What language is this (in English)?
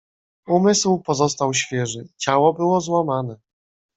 Polish